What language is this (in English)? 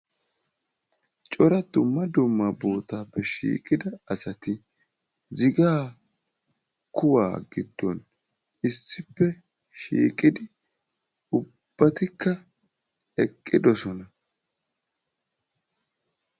Wolaytta